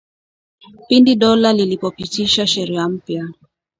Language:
Swahili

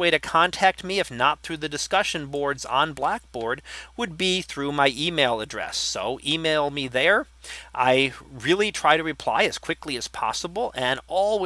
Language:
English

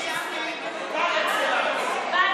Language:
Hebrew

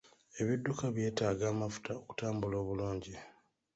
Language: Ganda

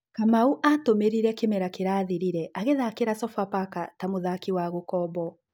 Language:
Kikuyu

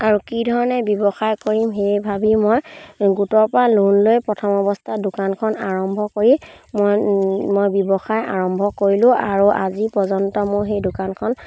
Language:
Assamese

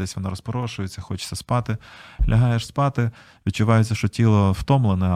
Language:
Ukrainian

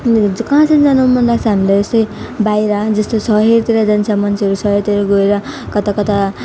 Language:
Nepali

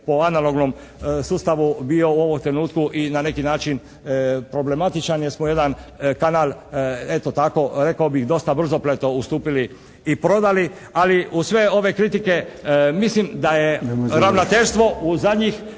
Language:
Croatian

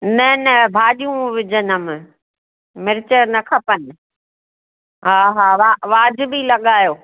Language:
Sindhi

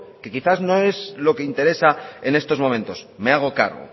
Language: Spanish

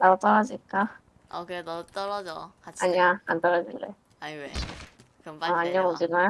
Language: Korean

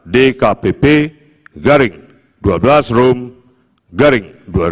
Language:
Indonesian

